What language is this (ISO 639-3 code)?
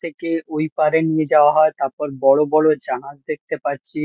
ben